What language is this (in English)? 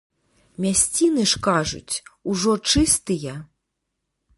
Belarusian